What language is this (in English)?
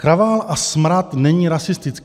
Czech